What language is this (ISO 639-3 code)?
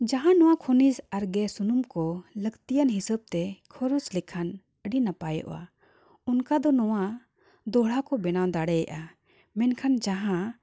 sat